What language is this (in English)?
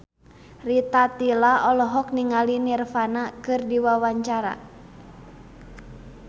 Sundanese